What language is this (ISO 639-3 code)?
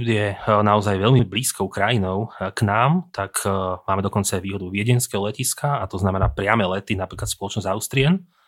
slk